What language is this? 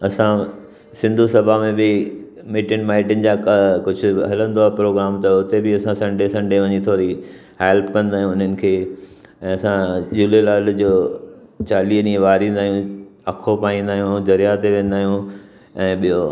Sindhi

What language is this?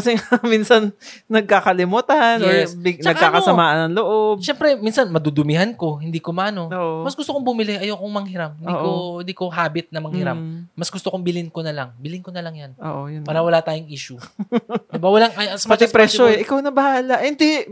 Filipino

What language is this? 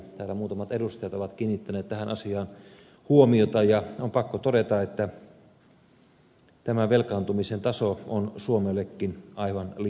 Finnish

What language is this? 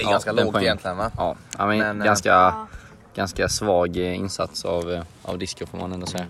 Swedish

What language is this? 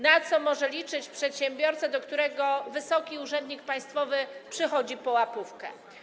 Polish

